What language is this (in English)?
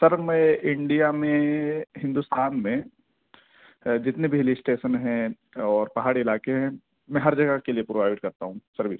Urdu